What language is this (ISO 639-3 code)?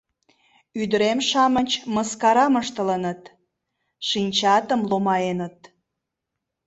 chm